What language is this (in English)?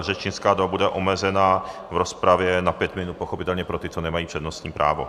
Czech